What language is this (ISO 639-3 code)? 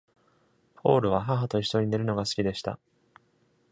jpn